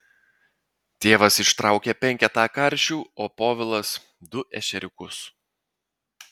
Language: Lithuanian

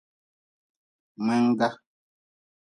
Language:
Nawdm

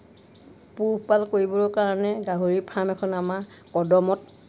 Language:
Assamese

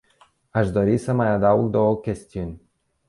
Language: Romanian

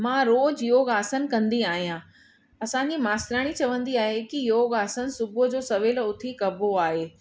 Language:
Sindhi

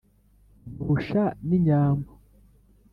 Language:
Kinyarwanda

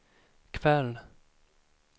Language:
Swedish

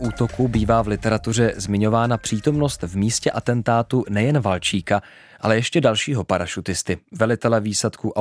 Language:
Czech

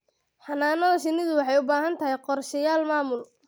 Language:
Somali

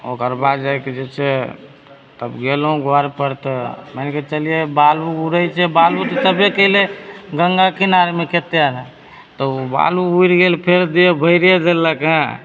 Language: Maithili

